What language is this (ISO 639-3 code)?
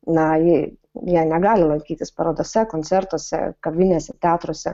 lit